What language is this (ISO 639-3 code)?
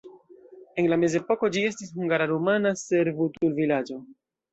epo